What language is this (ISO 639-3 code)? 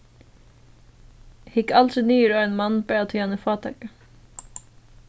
fao